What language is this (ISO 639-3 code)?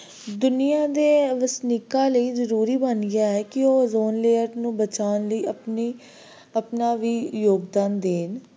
pan